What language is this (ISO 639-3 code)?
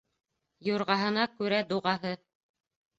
bak